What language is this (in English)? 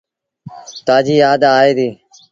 Sindhi Bhil